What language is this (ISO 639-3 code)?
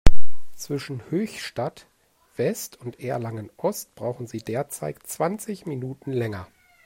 deu